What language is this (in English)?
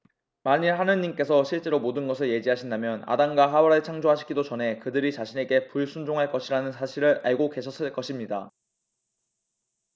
Korean